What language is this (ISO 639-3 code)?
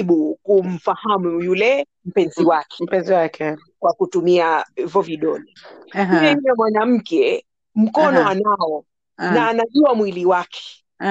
swa